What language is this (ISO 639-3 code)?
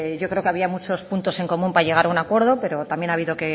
spa